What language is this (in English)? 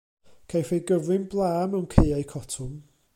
Welsh